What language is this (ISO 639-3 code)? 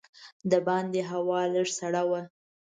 pus